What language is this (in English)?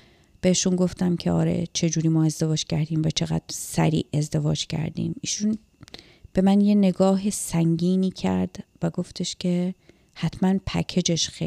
Persian